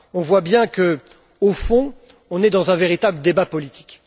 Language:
French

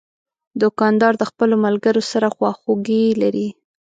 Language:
Pashto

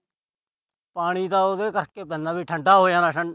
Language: Punjabi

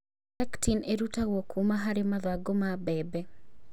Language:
Kikuyu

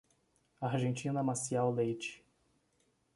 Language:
Portuguese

